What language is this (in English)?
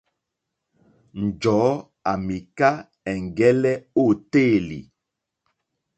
Mokpwe